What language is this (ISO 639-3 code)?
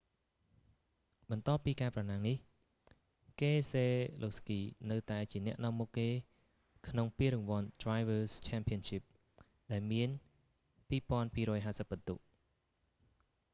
khm